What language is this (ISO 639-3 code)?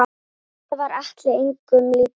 isl